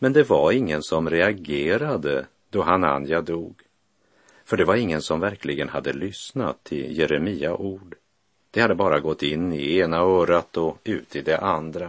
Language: Swedish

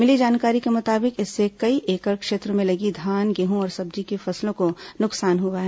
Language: Hindi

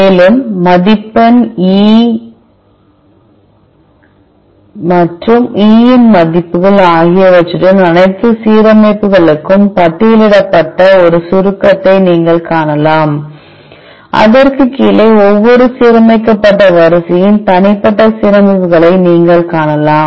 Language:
Tamil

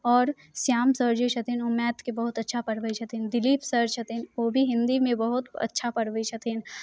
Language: Maithili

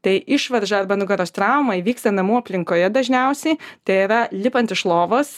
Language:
Lithuanian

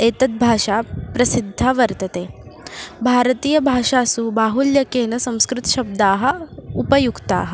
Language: Sanskrit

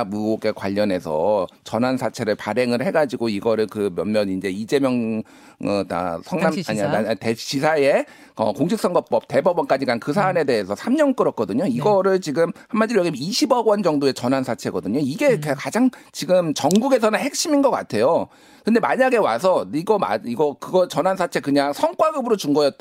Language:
Korean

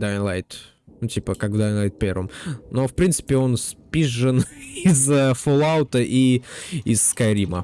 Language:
Russian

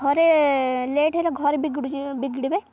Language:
Odia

